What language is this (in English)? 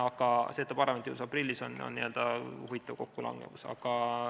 Estonian